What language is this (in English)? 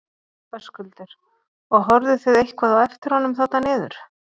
Icelandic